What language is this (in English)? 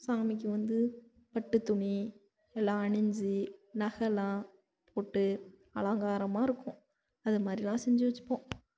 Tamil